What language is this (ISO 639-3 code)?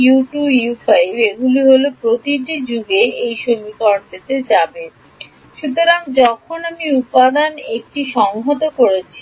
ben